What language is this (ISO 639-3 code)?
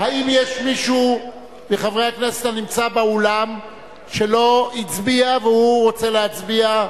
heb